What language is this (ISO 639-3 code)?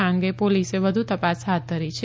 guj